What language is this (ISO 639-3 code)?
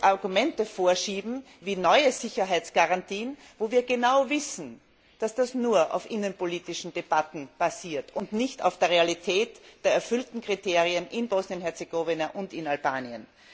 deu